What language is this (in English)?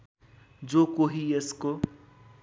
Nepali